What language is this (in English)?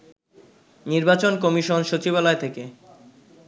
Bangla